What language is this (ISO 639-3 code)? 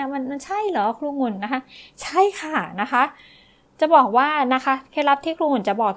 tha